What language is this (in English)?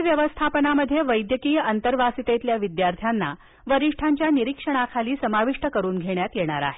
Marathi